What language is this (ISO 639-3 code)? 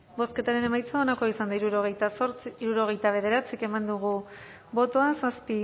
eus